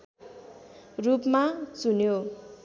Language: Nepali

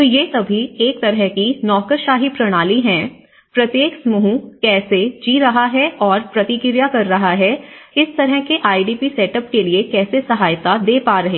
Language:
Hindi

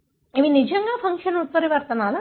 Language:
Telugu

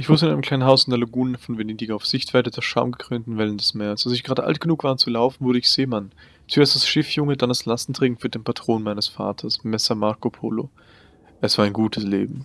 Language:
German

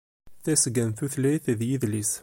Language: Kabyle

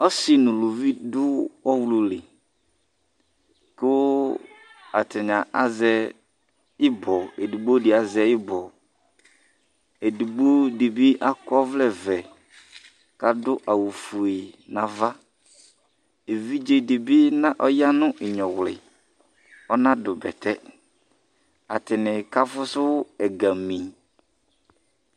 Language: Ikposo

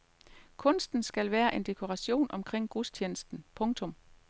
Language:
Danish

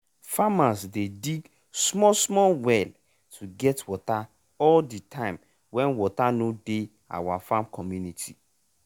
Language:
Nigerian Pidgin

